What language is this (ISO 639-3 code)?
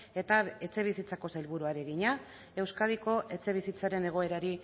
eus